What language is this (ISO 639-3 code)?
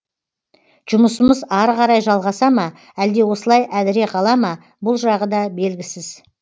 kaz